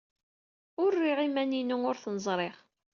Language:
Kabyle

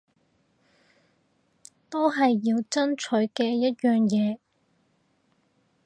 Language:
Cantonese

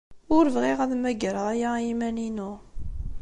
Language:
Kabyle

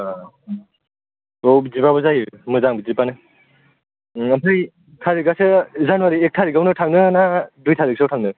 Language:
Bodo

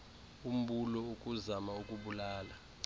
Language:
Xhosa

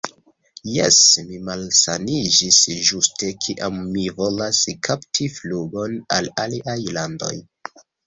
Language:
Esperanto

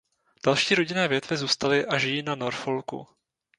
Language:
Czech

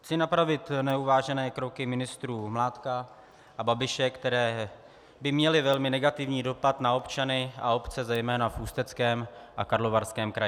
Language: Czech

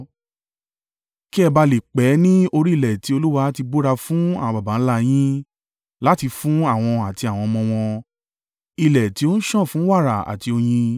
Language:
Yoruba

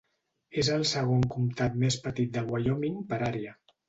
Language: Catalan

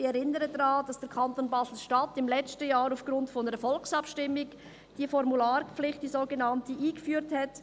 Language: Swiss German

